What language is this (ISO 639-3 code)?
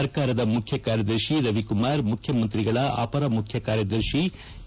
kan